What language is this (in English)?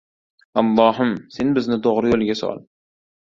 Uzbek